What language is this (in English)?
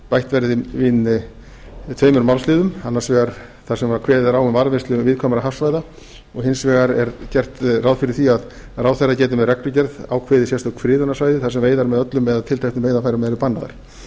Icelandic